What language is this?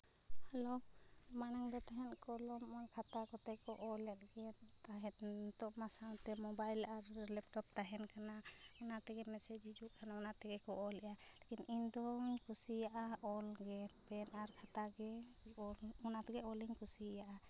Santali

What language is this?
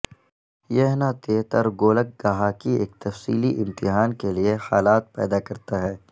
Urdu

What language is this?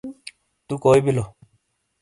Shina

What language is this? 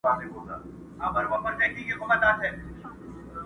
Pashto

